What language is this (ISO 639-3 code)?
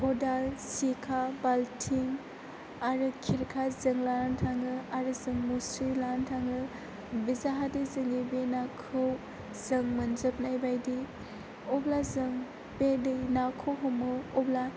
brx